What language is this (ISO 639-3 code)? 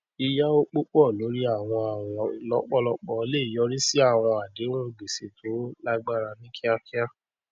yor